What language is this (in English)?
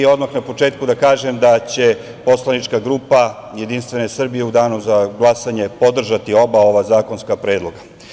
Serbian